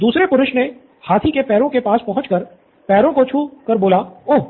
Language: Hindi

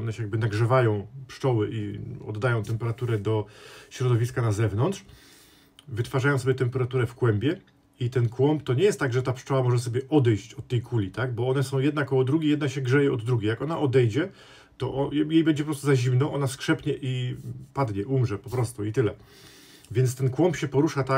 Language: Polish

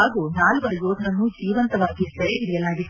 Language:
Kannada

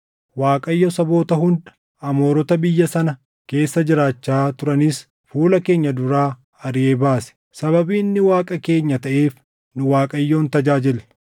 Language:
Oromo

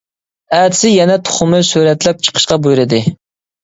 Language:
Uyghur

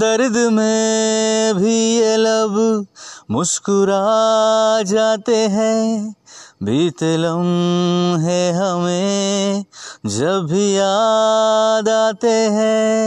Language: Hindi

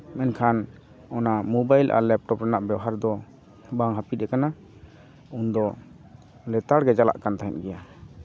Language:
Santali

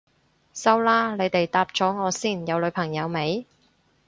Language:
Cantonese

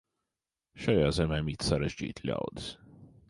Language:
Latvian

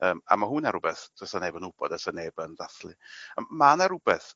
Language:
Welsh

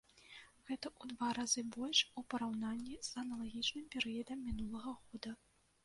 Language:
Belarusian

